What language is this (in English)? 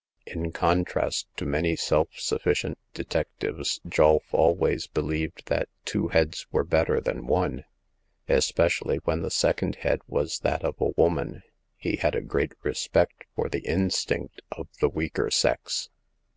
English